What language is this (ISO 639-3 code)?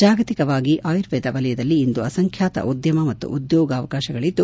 kan